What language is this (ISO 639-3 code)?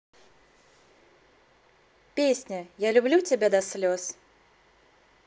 rus